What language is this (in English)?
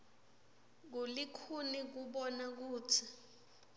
Swati